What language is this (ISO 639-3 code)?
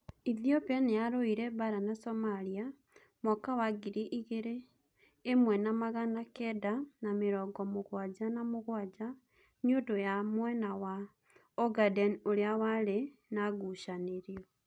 kik